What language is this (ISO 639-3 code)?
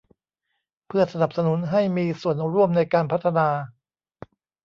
tha